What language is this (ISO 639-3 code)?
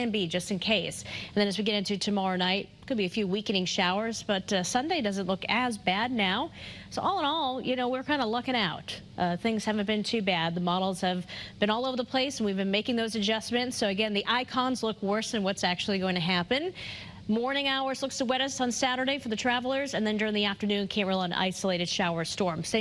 eng